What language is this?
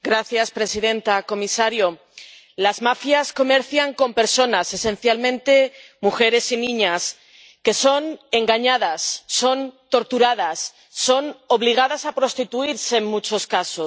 Spanish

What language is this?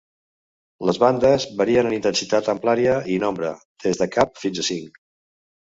Catalan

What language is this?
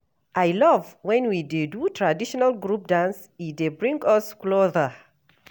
Nigerian Pidgin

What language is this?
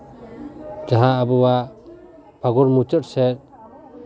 Santali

